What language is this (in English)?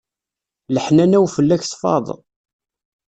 Kabyle